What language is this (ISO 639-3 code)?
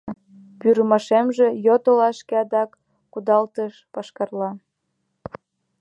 chm